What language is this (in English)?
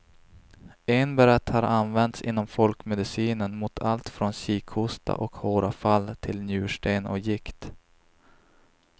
Swedish